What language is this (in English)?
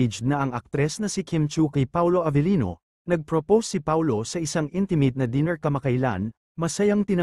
Filipino